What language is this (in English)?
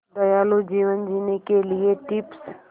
Hindi